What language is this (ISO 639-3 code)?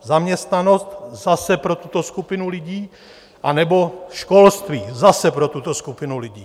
ces